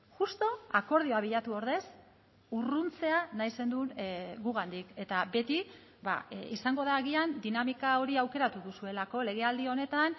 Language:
Basque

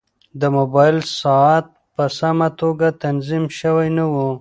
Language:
Pashto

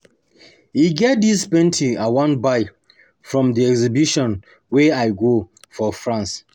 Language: Nigerian Pidgin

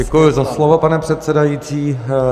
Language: Czech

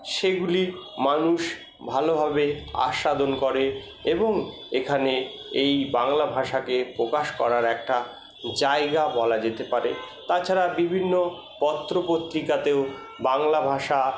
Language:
Bangla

